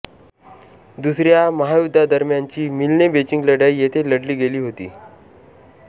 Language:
Marathi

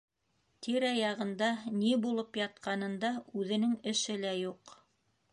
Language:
Bashkir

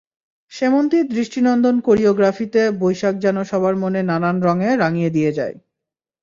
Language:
Bangla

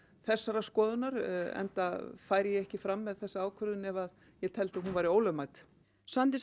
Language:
Icelandic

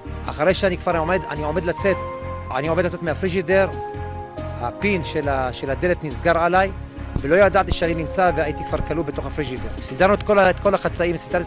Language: Hebrew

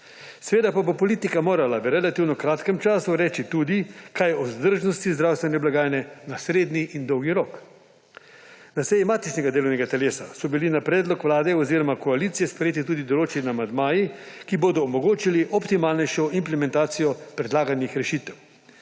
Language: Slovenian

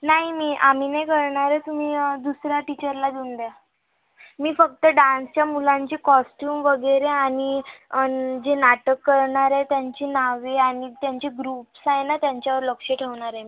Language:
Marathi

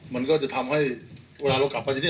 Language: Thai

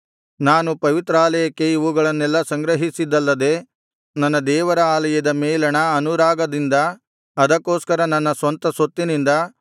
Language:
Kannada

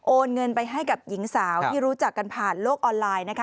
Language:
Thai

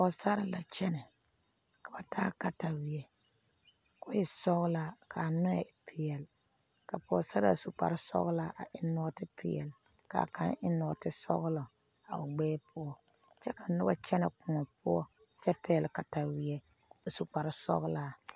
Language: Southern Dagaare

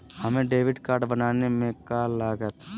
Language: Magahi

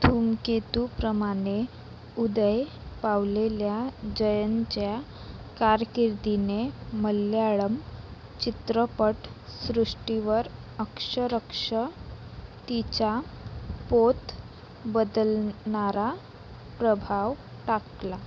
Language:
Marathi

